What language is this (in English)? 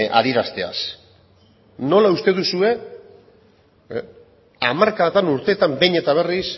Basque